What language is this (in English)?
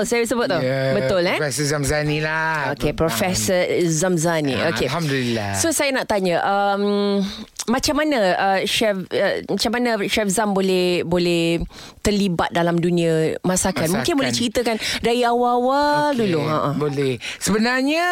Malay